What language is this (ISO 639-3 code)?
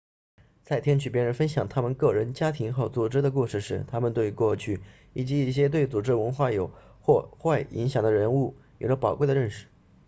zho